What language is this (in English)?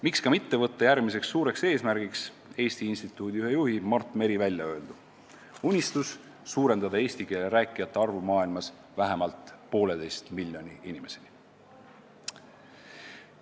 Estonian